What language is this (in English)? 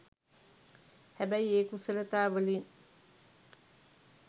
Sinhala